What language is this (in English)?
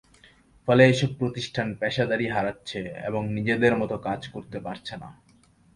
Bangla